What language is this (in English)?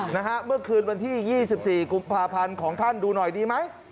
Thai